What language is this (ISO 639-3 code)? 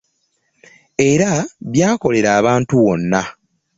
lug